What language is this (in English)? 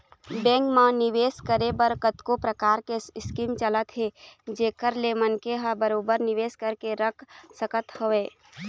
Chhattisgarhi